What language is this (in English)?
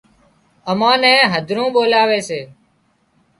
Wadiyara Koli